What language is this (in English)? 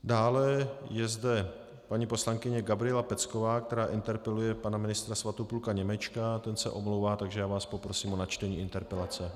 Czech